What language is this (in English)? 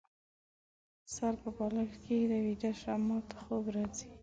Pashto